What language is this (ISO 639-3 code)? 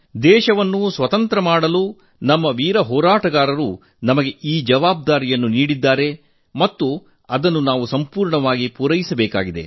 kan